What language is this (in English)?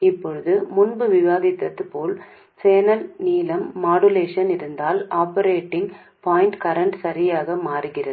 Tamil